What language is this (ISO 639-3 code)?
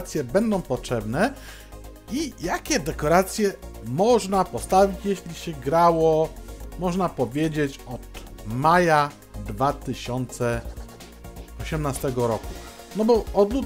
pol